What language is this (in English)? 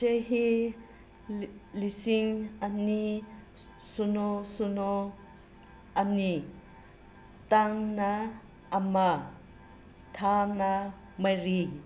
Manipuri